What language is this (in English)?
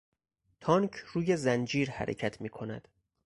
Persian